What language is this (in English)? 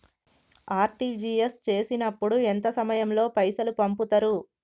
Telugu